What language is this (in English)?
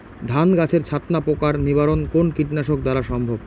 Bangla